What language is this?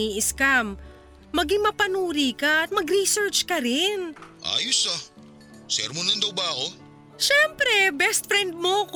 Filipino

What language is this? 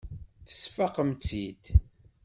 Kabyle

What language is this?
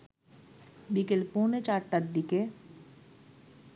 Bangla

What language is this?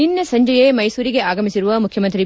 Kannada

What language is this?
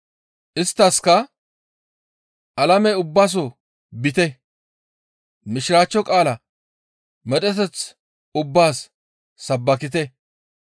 Gamo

